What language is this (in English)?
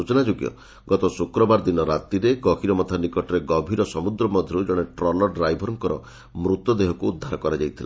Odia